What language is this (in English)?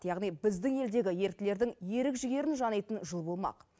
Kazakh